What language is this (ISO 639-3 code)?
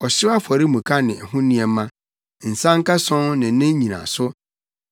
aka